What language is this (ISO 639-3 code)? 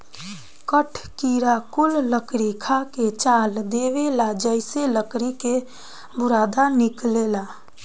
bho